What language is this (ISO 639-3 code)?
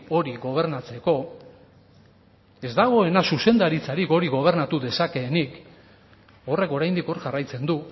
eus